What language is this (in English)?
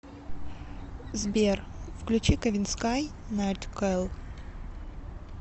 Russian